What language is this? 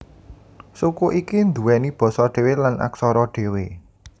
Javanese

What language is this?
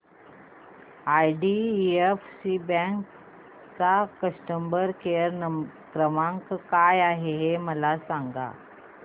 Marathi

